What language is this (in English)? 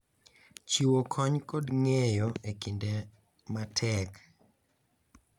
Luo (Kenya and Tanzania)